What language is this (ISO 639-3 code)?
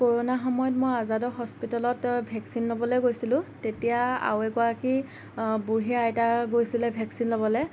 asm